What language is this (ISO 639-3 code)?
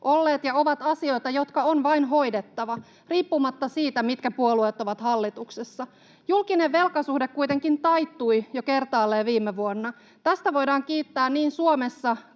fin